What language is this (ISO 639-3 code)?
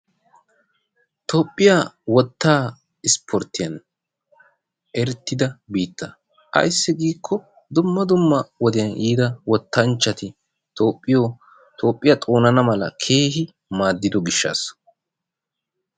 wal